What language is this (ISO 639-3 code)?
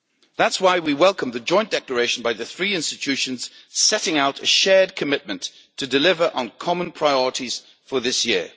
eng